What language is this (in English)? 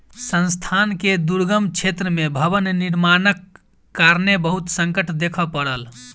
Maithili